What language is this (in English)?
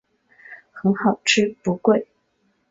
Chinese